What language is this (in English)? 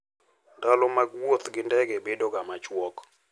Luo (Kenya and Tanzania)